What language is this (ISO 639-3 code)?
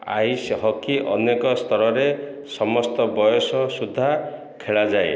ori